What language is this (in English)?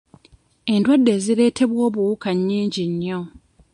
Ganda